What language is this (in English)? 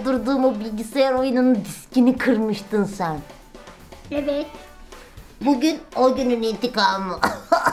Turkish